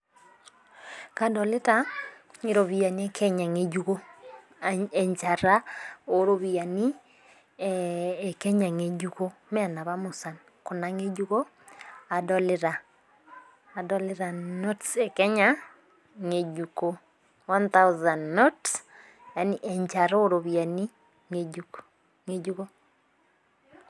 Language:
Masai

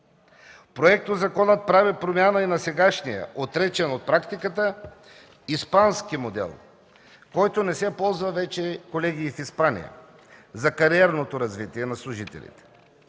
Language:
Bulgarian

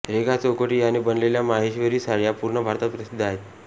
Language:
Marathi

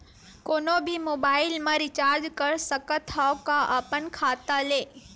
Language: Chhattisgarhi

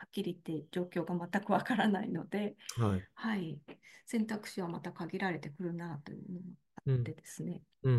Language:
Japanese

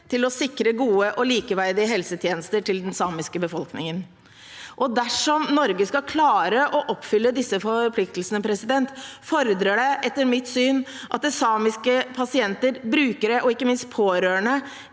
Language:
Norwegian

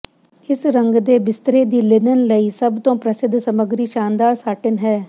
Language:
Punjabi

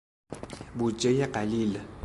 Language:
Persian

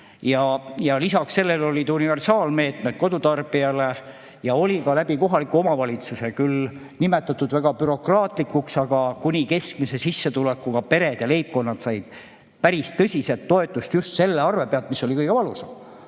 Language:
Estonian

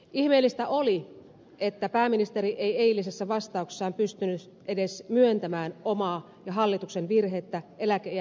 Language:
Finnish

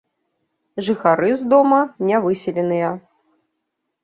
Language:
Belarusian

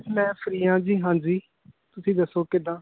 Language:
Punjabi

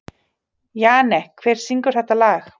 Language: Icelandic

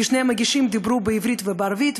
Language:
Hebrew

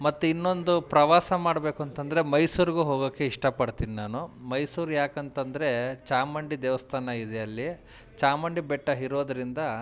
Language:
Kannada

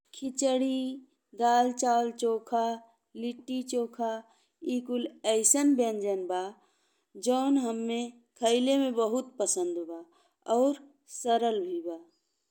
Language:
Bhojpuri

